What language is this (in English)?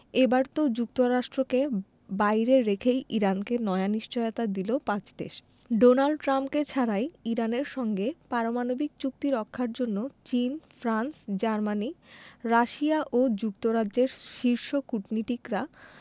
Bangla